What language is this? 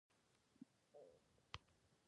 Pashto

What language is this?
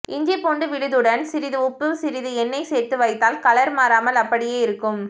Tamil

